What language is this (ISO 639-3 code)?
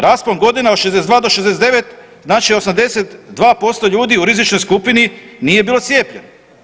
hrv